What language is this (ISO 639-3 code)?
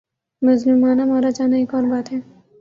urd